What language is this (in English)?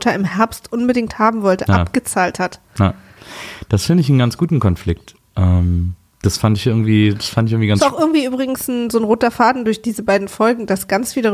German